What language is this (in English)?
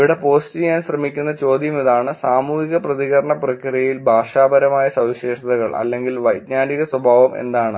Malayalam